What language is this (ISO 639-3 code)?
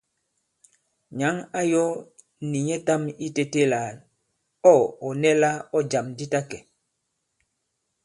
abb